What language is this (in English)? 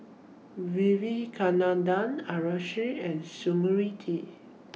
English